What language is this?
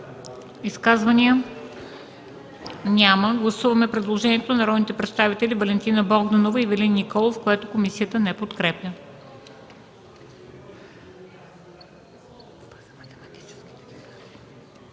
Bulgarian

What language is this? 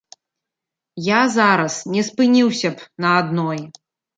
Belarusian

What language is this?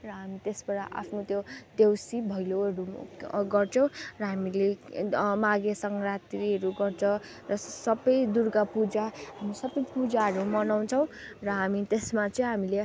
Nepali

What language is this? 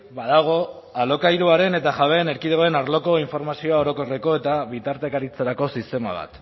Basque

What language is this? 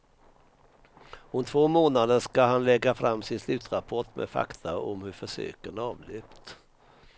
Swedish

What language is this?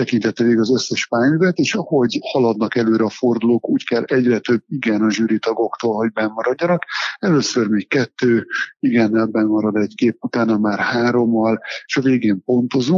Hungarian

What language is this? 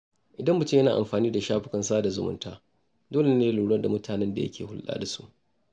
Hausa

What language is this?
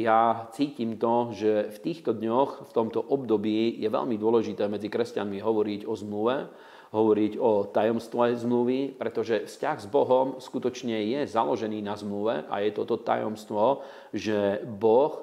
Slovak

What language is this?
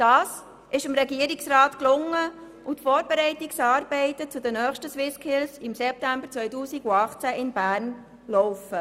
Swiss German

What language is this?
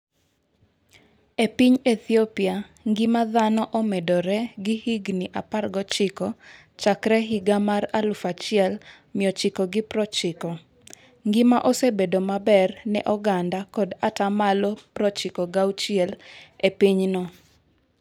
Luo (Kenya and Tanzania)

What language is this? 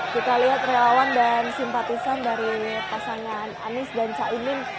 Indonesian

